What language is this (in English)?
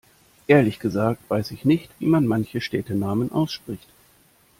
German